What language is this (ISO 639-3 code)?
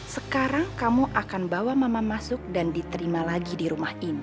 ind